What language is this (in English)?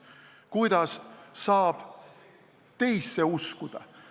Estonian